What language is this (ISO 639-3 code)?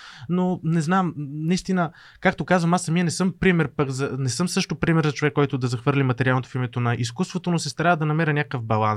bul